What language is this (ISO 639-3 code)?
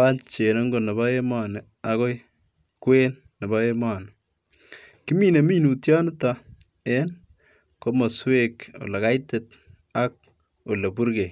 kln